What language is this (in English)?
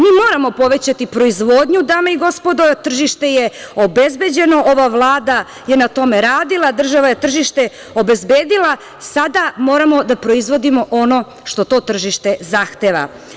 Serbian